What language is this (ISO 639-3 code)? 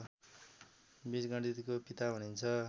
nep